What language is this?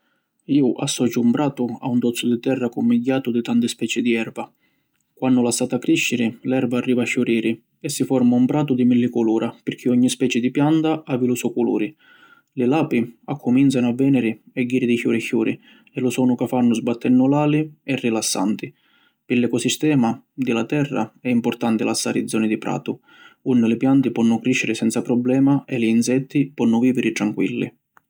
Sicilian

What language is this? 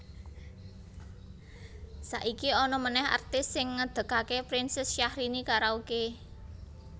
Javanese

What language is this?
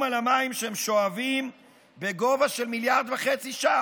Hebrew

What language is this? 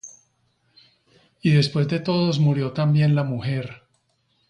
Spanish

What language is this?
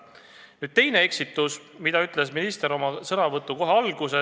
Estonian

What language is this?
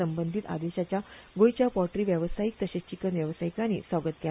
Konkani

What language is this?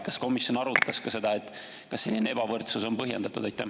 Estonian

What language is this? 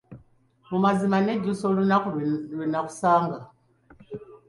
Ganda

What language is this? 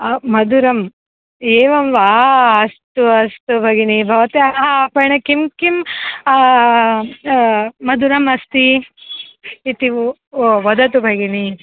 Sanskrit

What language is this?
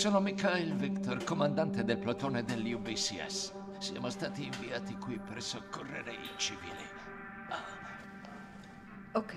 Italian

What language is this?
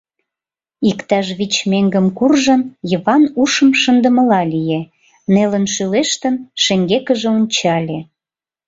Mari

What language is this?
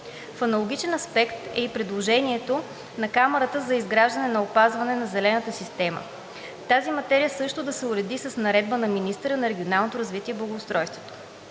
Bulgarian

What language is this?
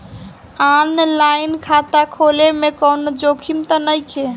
Bhojpuri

